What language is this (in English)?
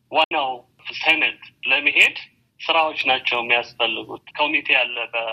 Amharic